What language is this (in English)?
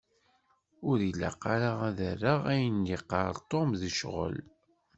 Kabyle